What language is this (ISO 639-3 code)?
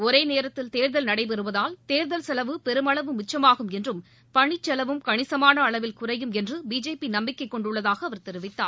tam